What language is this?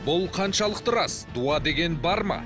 Kazakh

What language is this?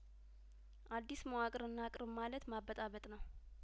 Amharic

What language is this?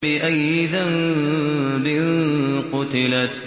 Arabic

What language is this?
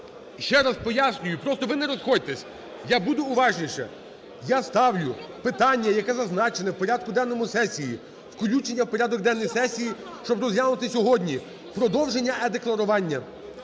Ukrainian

